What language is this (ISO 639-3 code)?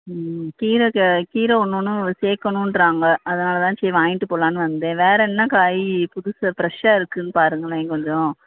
tam